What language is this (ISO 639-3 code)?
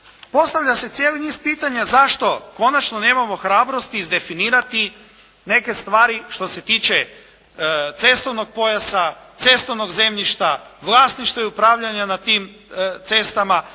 hrv